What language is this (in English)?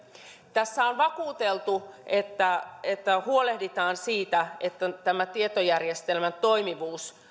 Finnish